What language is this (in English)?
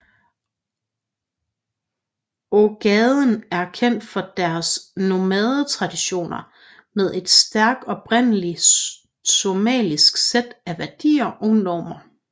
Danish